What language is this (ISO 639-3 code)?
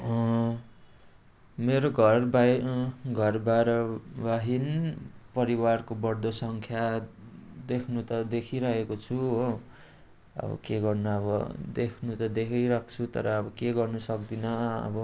nep